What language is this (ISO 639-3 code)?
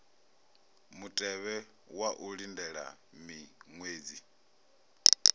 ven